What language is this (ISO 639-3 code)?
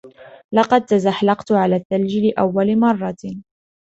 ara